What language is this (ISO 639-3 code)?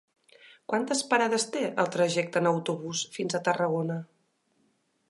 cat